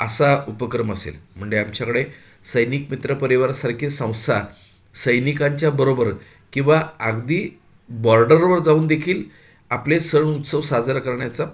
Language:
Marathi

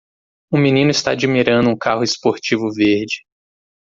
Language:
Portuguese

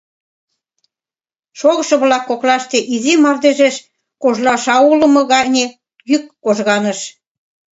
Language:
Mari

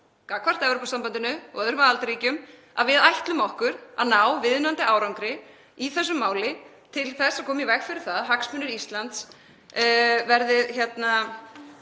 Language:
Icelandic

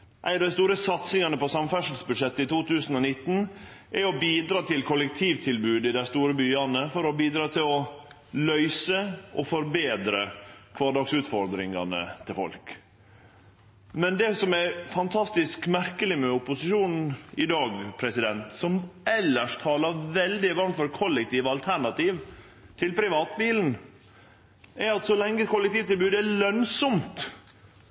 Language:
Norwegian Nynorsk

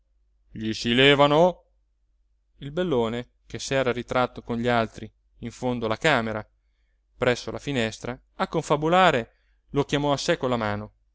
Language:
Italian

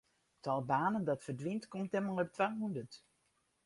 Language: Western Frisian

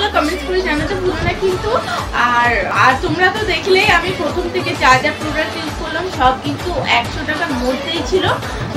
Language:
Bangla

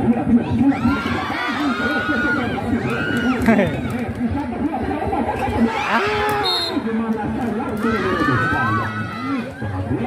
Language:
Indonesian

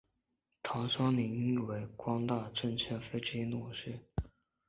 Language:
Chinese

